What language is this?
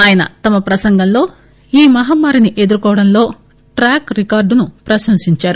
Telugu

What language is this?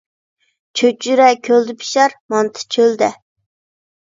Uyghur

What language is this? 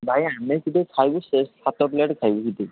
Odia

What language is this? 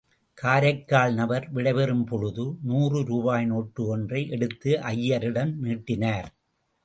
Tamil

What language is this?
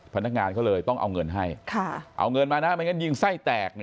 Thai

